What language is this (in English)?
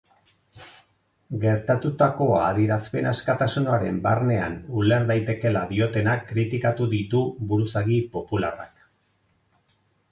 Basque